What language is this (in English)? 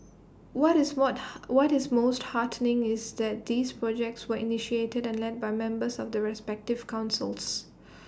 English